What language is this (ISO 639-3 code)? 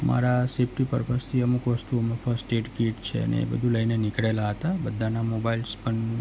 guj